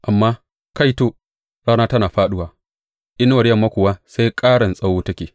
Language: Hausa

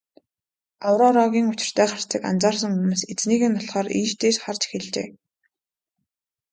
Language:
Mongolian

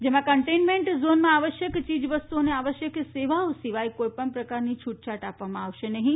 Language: Gujarati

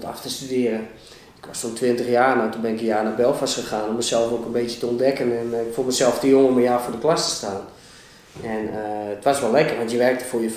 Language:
Dutch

